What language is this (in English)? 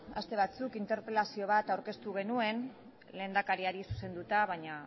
Basque